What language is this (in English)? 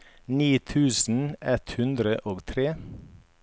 Norwegian